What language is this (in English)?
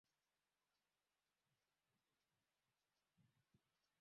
Swahili